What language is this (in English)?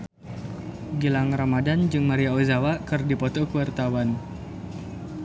Sundanese